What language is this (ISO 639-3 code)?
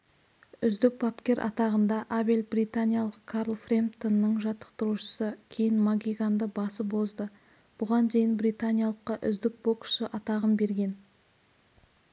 kaz